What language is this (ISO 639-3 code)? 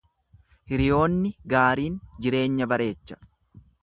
orm